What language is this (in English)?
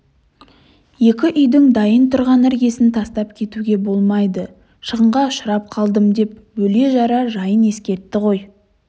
Kazakh